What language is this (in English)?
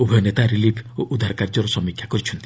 Odia